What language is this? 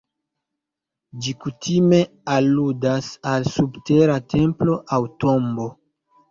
Esperanto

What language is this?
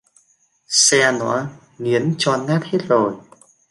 Vietnamese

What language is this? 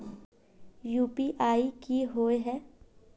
Magahi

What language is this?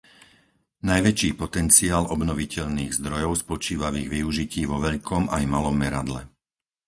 Slovak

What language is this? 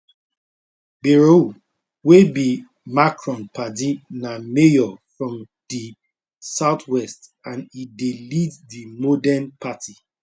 Nigerian Pidgin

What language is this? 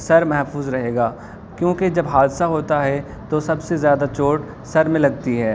Urdu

